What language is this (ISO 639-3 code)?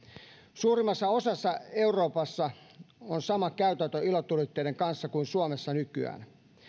fin